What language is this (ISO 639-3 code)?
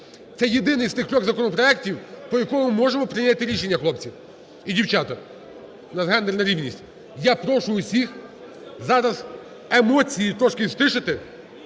ukr